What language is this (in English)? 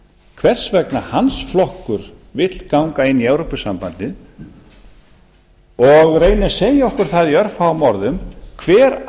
Icelandic